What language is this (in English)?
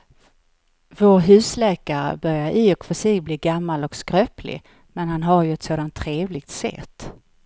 Swedish